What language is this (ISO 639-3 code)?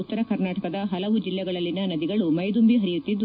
kan